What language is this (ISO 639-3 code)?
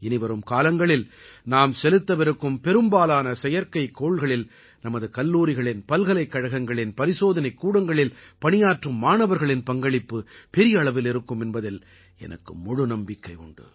tam